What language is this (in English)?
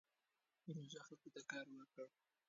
Pashto